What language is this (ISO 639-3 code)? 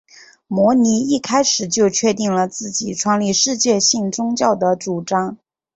zho